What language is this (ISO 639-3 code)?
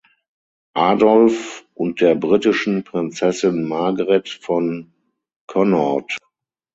deu